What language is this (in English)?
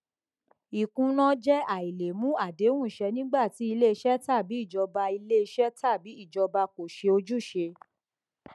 Yoruba